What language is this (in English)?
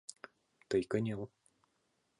Mari